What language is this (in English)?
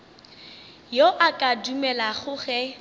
Northern Sotho